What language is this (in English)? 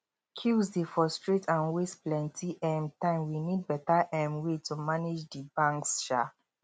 Nigerian Pidgin